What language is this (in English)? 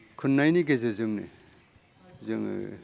Bodo